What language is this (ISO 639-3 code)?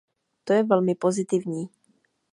ces